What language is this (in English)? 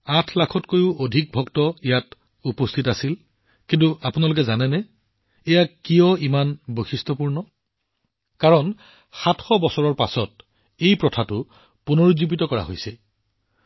Assamese